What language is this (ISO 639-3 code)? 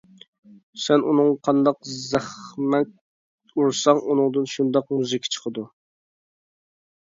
uig